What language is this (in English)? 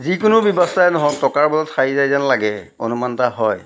Assamese